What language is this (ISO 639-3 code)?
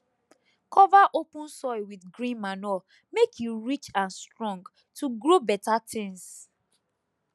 pcm